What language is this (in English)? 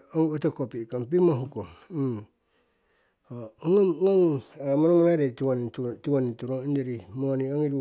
Siwai